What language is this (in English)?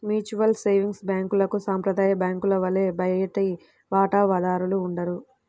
Telugu